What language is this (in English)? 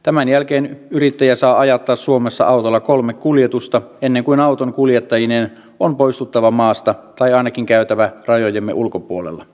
Finnish